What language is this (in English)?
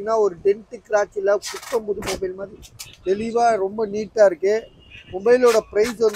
Tamil